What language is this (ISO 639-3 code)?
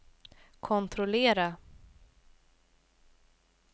swe